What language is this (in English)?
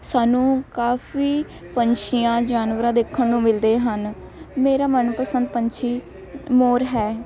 Punjabi